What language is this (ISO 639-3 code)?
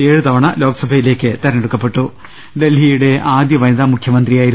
mal